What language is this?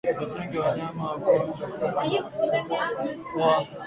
Swahili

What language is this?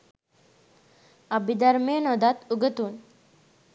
Sinhala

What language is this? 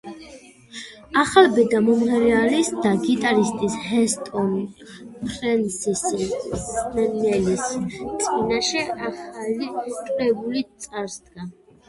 Georgian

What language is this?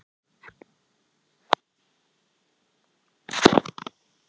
Icelandic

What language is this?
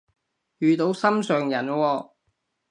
Cantonese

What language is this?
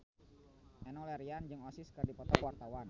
Sundanese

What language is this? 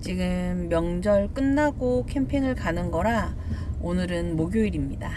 Korean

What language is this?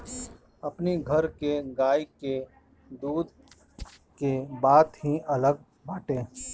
Bhojpuri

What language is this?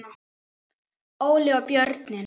Icelandic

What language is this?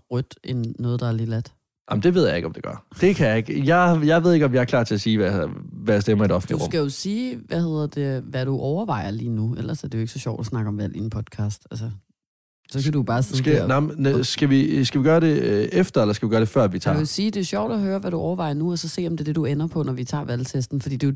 Danish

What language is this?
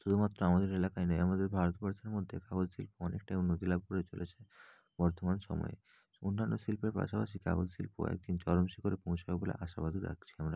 Bangla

